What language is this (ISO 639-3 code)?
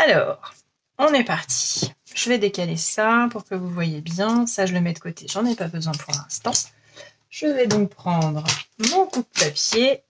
fra